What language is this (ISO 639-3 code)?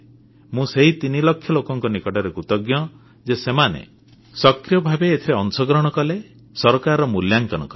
ori